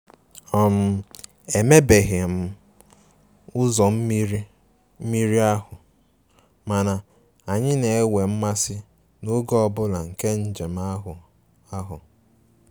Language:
Igbo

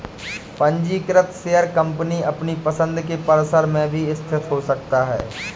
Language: Hindi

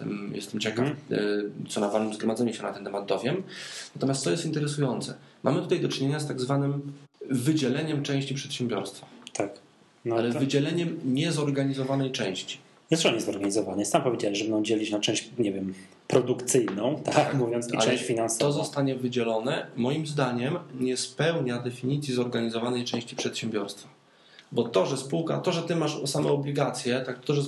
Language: Polish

